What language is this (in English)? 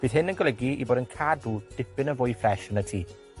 Welsh